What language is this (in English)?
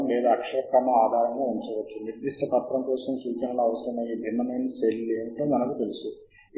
Telugu